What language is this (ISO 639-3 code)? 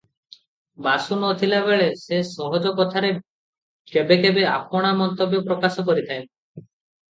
ori